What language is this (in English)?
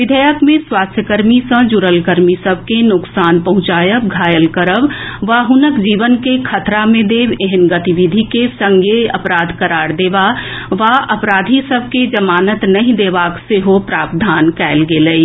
Maithili